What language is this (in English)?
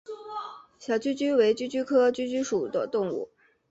Chinese